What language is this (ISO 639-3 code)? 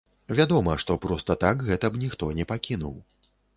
bel